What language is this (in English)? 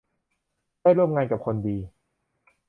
Thai